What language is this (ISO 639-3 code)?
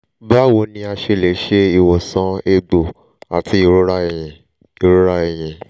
yor